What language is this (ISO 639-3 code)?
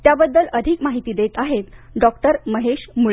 mar